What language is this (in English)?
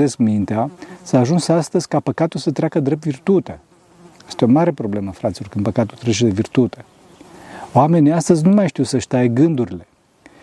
Romanian